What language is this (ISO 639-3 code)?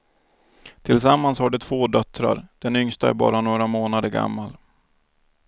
swe